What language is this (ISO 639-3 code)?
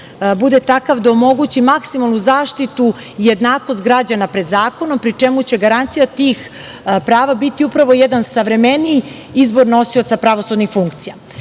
srp